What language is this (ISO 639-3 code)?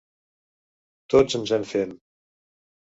cat